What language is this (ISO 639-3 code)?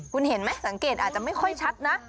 tha